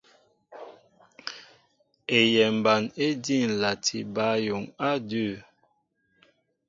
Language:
Mbo (Cameroon)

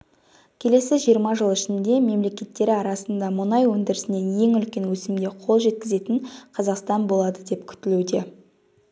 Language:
Kazakh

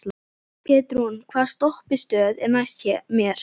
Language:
Icelandic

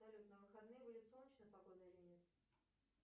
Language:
Russian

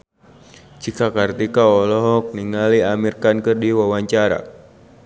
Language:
Sundanese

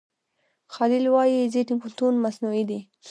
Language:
Pashto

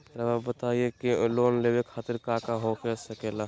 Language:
Magahi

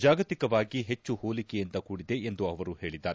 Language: Kannada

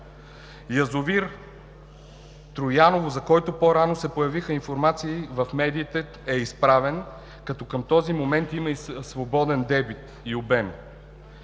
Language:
Bulgarian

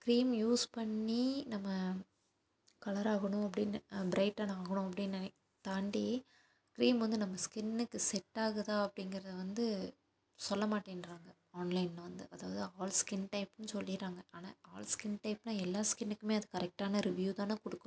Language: Tamil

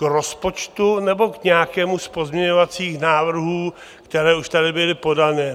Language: Czech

